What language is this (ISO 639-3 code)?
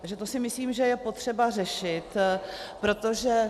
ces